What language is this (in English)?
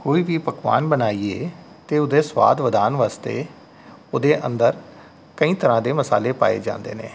Punjabi